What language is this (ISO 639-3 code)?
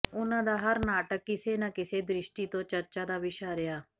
pan